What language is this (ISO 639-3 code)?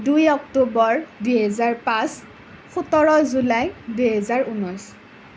asm